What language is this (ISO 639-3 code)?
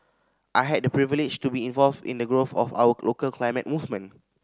eng